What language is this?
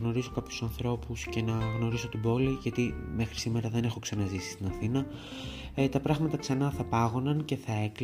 Greek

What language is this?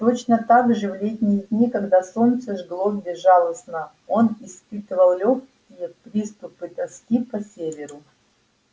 Russian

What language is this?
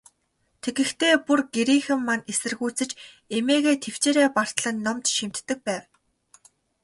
Mongolian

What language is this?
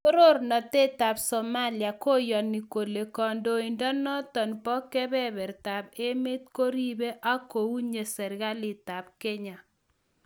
Kalenjin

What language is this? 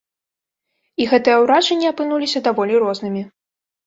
Belarusian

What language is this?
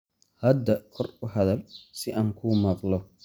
Somali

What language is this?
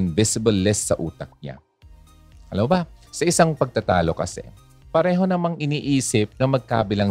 Filipino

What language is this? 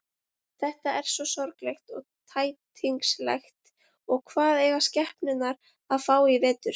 Icelandic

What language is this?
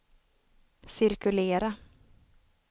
Swedish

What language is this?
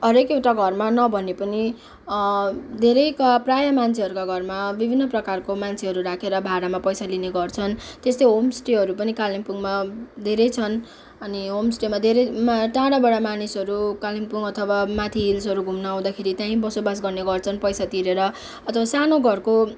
Nepali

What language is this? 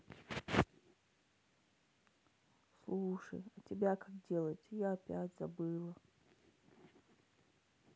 Russian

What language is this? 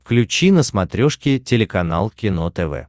Russian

